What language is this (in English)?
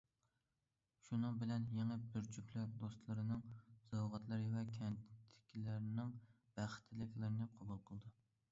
Uyghur